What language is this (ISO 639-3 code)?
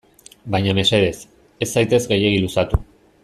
eus